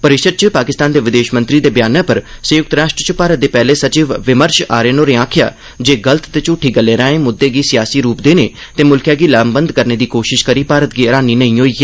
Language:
Dogri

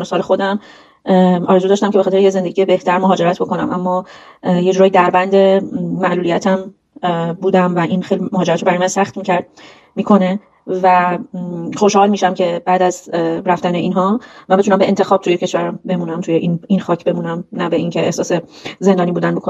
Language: Persian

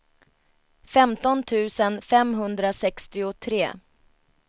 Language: Swedish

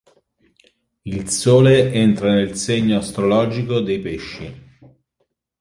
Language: Italian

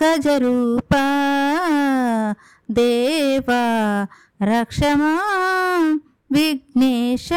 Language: Telugu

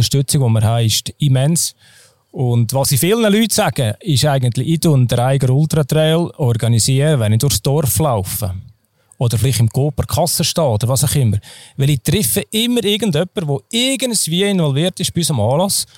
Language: German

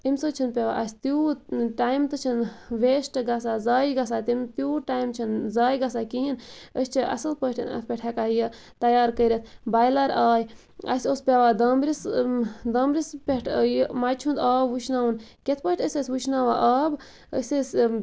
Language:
Kashmiri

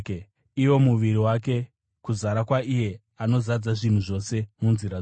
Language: Shona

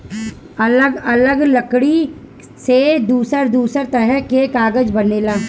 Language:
Bhojpuri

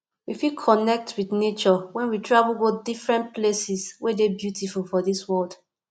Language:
Nigerian Pidgin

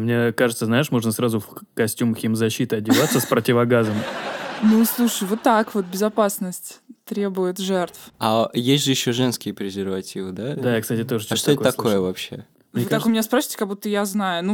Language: Russian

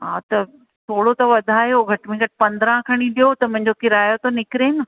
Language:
Sindhi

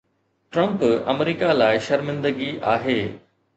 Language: Sindhi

